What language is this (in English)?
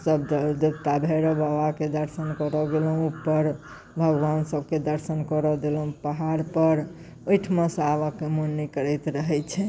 Maithili